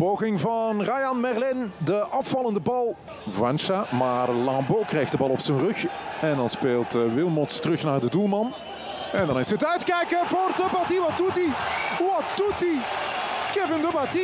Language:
Dutch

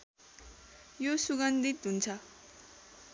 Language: Nepali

